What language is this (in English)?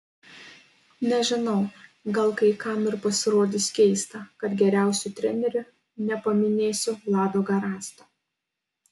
Lithuanian